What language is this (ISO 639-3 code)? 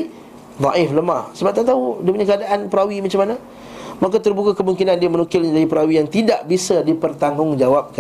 msa